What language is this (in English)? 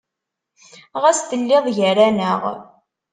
Kabyle